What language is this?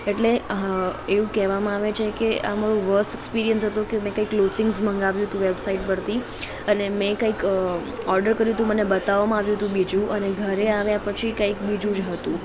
Gujarati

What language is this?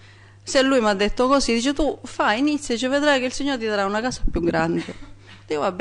Italian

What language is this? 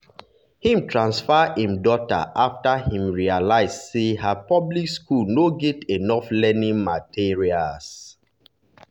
Nigerian Pidgin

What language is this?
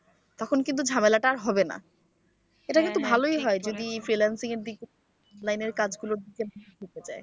Bangla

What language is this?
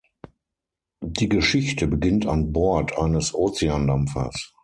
German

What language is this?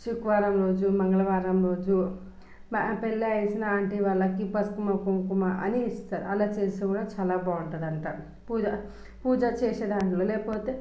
Telugu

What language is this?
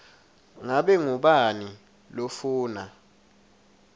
Swati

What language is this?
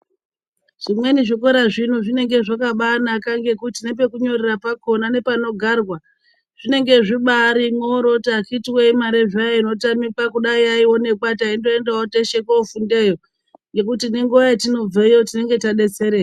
Ndau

